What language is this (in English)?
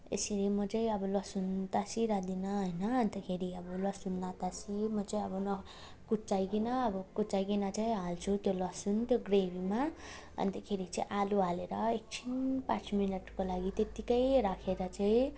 Nepali